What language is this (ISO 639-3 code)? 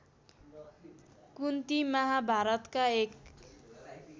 nep